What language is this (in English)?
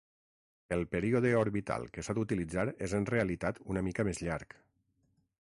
Catalan